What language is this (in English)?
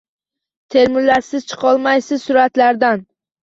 Uzbek